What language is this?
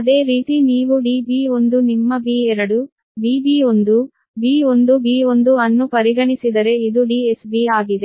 Kannada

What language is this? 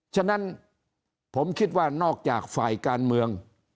Thai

